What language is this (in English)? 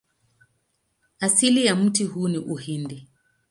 Swahili